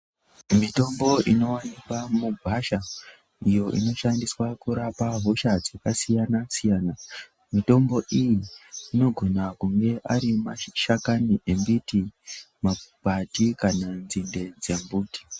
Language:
Ndau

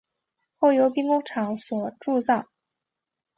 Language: Chinese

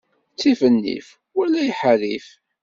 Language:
Kabyle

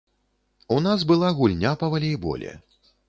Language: Belarusian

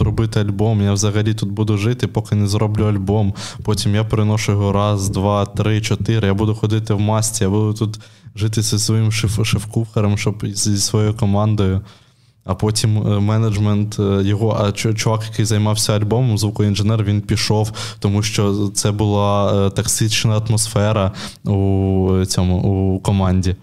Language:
Ukrainian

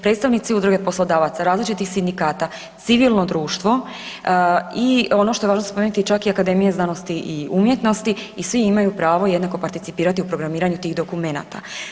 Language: Croatian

